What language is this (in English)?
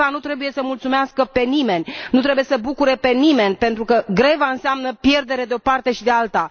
Romanian